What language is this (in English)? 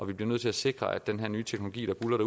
Danish